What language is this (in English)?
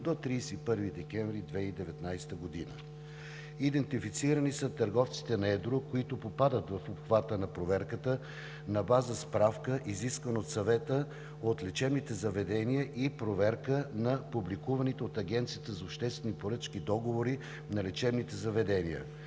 Bulgarian